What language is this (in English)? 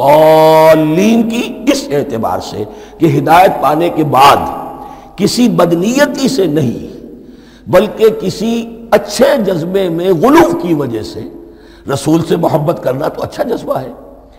Urdu